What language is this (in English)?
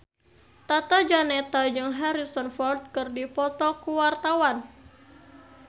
Sundanese